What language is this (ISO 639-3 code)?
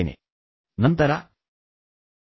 kan